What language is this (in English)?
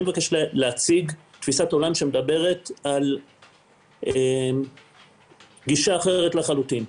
Hebrew